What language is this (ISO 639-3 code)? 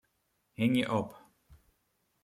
fry